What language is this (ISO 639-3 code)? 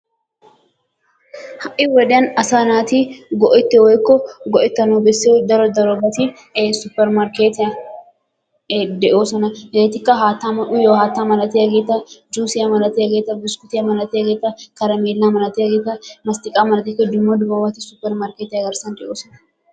wal